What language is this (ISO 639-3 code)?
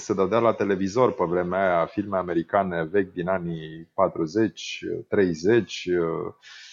ron